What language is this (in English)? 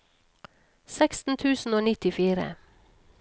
Norwegian